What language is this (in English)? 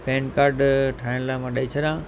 Sindhi